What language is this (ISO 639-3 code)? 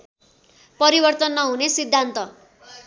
nep